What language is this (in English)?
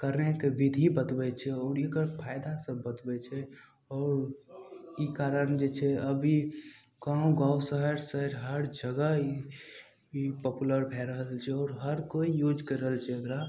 Maithili